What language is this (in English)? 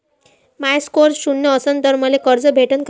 Marathi